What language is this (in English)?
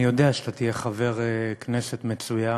Hebrew